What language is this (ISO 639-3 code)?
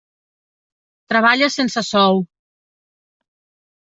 cat